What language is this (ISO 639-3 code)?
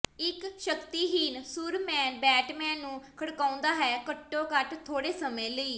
pan